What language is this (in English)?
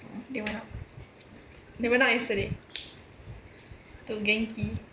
English